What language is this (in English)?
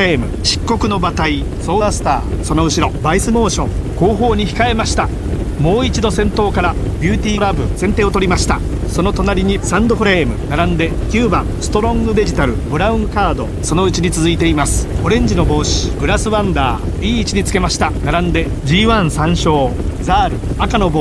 Japanese